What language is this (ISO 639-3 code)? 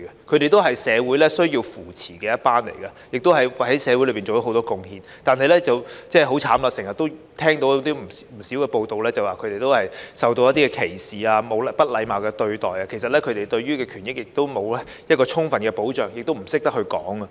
yue